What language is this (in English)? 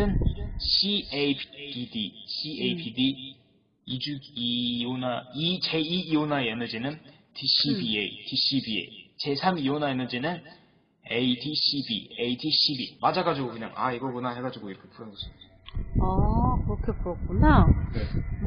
Korean